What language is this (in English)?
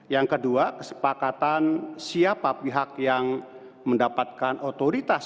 Indonesian